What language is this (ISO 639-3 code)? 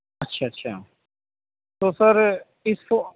urd